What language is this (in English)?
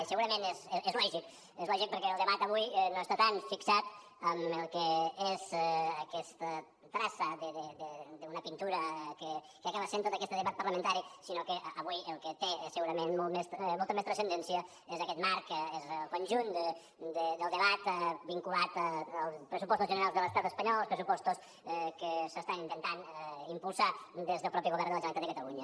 Catalan